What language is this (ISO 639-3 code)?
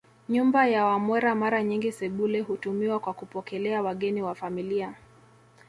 swa